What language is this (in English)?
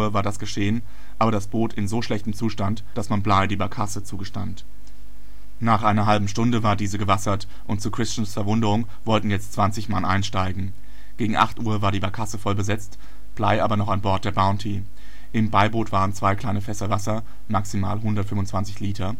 German